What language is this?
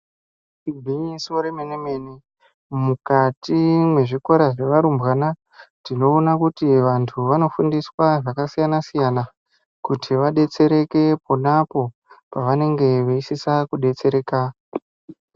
Ndau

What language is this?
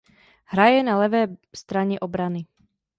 Czech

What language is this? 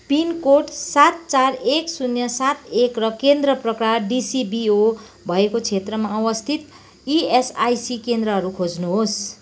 Nepali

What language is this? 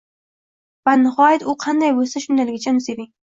Uzbek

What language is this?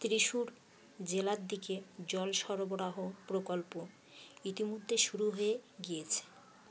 Bangla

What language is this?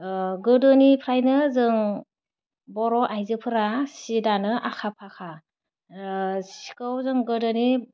Bodo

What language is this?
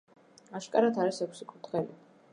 Georgian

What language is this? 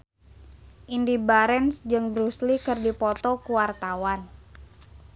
Sundanese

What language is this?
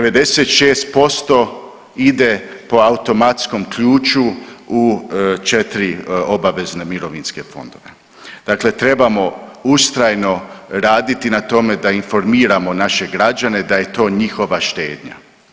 Croatian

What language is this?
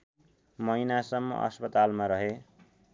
Nepali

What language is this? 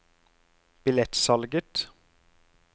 Norwegian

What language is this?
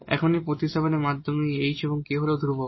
Bangla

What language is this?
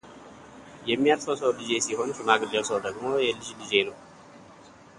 Amharic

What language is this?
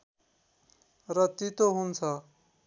Nepali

